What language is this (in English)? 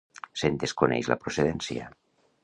Catalan